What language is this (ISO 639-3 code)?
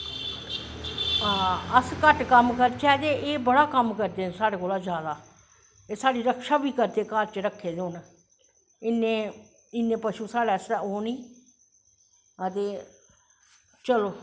doi